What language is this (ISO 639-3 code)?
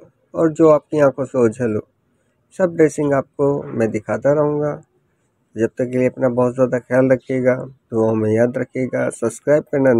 hin